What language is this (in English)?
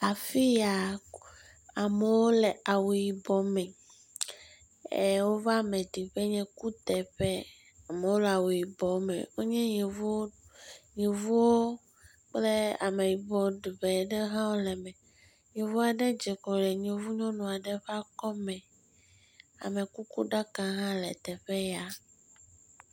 Ewe